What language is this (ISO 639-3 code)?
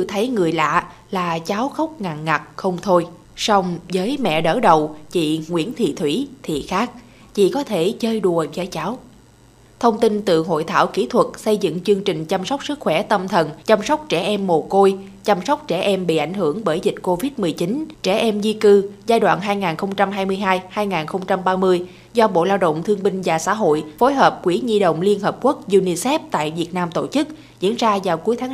vie